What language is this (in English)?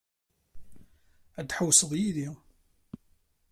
Kabyle